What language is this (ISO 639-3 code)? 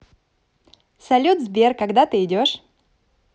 rus